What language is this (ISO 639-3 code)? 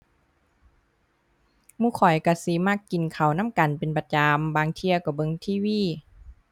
tha